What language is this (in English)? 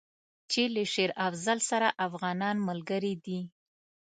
Pashto